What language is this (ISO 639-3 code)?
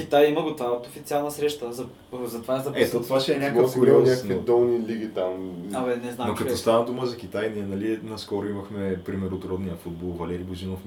bul